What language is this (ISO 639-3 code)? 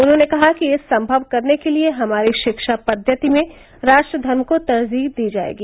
hin